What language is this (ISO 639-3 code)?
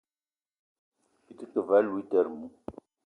eto